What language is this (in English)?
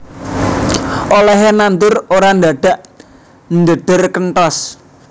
Javanese